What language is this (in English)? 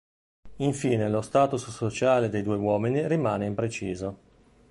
Italian